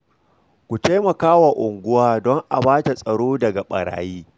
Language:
Hausa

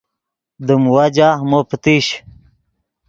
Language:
Yidgha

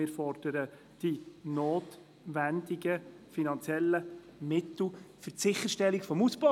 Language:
Swiss German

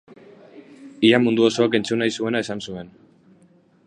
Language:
Basque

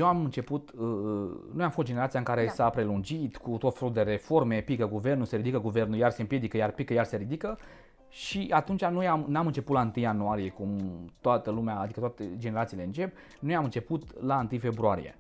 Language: Romanian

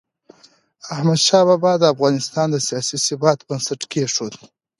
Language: Pashto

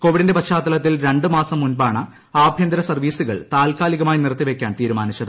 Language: Malayalam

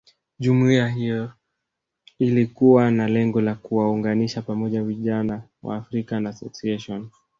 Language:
Swahili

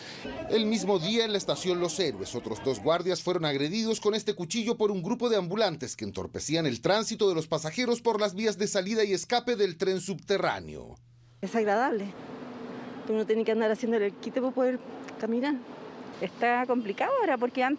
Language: Spanish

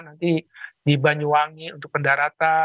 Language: Indonesian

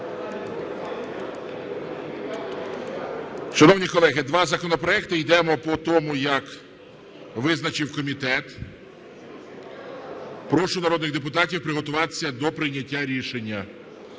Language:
Ukrainian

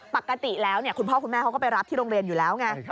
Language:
Thai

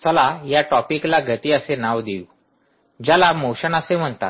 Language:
Marathi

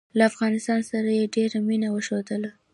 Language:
Pashto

